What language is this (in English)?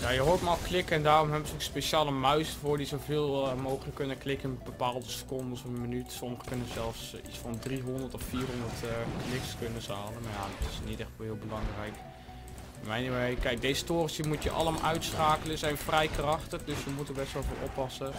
Dutch